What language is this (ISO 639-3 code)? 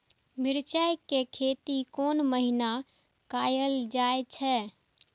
mai